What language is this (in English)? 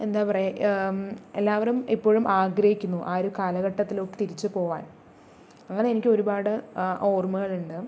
Malayalam